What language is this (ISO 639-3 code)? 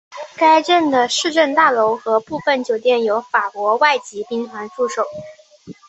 zho